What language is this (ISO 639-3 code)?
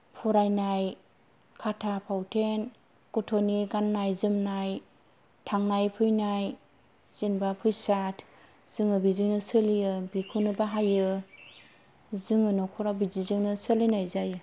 brx